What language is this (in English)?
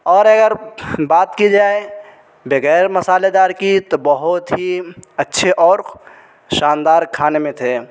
Urdu